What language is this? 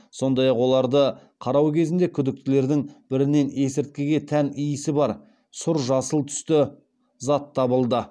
Kazakh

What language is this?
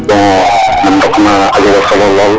Serer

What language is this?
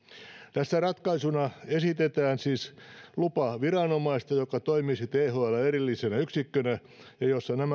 Finnish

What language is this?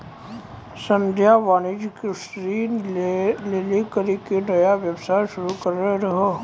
Maithili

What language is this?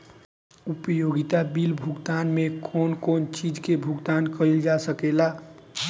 Bhojpuri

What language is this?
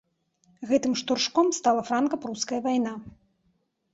Belarusian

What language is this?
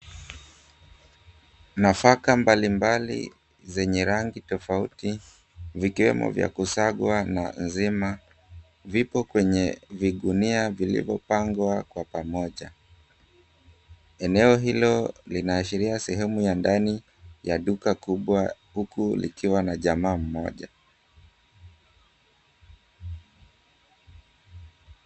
Swahili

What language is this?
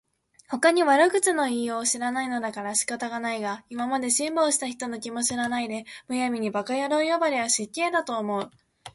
Japanese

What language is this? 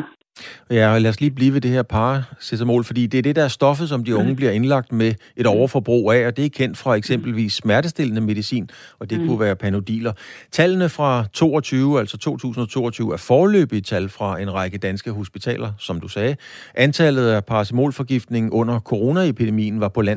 Danish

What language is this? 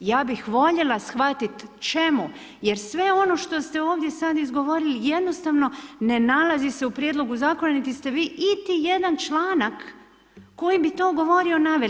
Croatian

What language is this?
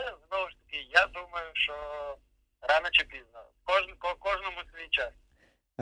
Ukrainian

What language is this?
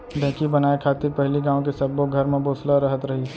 Chhattisgarhi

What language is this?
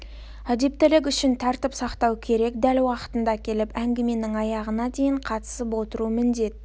Kazakh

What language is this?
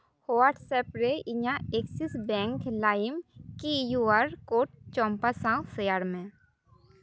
Santali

